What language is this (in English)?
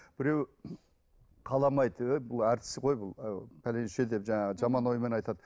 Kazakh